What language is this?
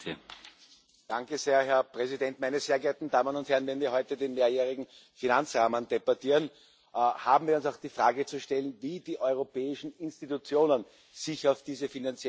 German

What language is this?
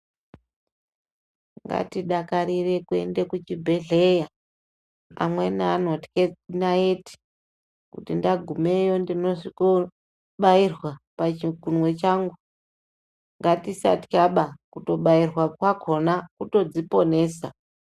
Ndau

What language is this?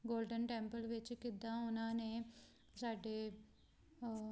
Punjabi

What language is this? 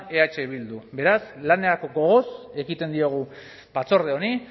Basque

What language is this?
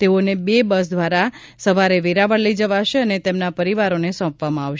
Gujarati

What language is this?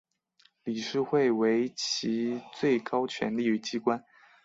Chinese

